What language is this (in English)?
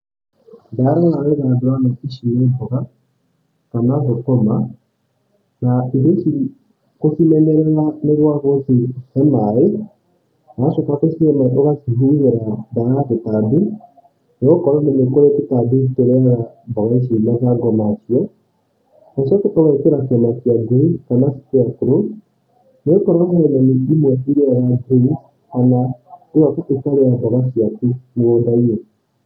Kikuyu